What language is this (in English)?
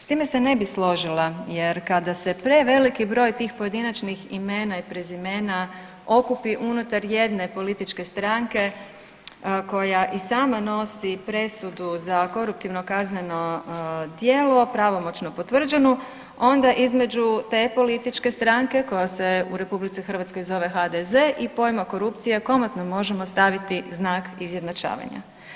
Croatian